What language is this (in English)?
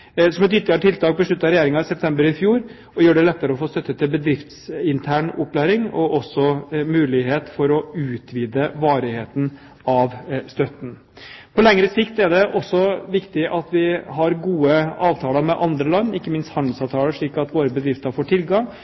Norwegian Bokmål